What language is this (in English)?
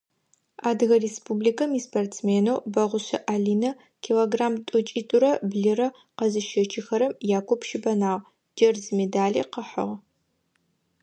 Adyghe